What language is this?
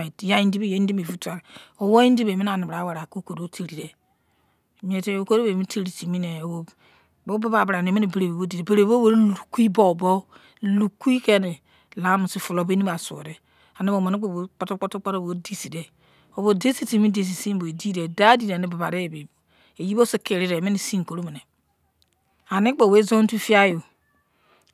Izon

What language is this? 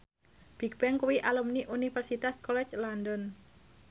Javanese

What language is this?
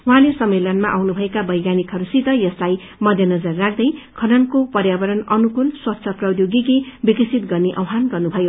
Nepali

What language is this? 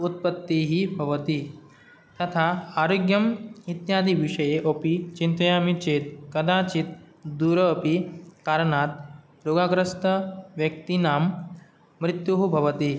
Sanskrit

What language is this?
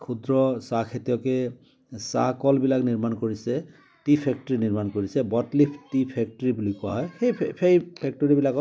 Assamese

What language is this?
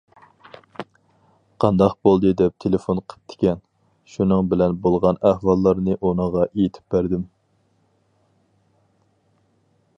Uyghur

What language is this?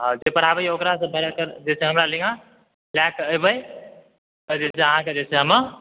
Maithili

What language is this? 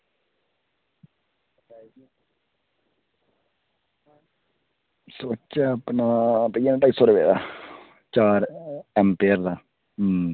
Dogri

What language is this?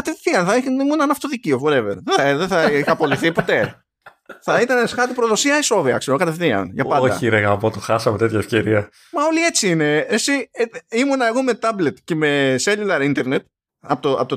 Greek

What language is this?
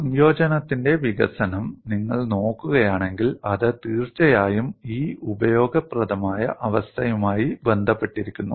Malayalam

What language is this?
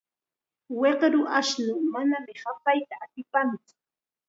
Chiquián Ancash Quechua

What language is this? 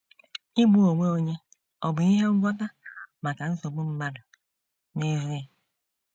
Igbo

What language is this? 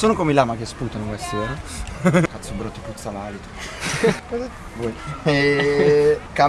Italian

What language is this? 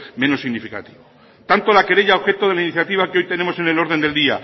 Spanish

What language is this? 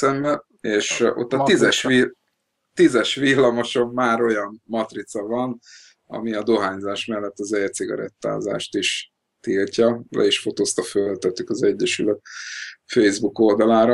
Hungarian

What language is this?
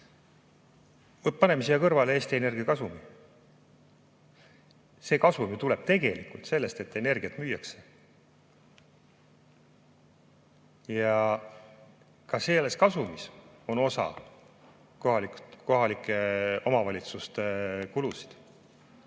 Estonian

